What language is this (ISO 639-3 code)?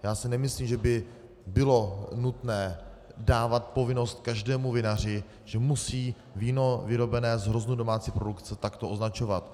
ces